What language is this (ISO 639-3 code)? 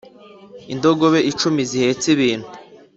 kin